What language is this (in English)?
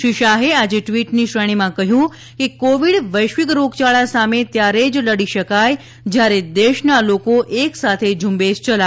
Gujarati